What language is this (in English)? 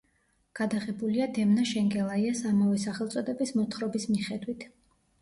Georgian